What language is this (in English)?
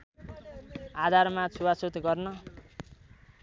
Nepali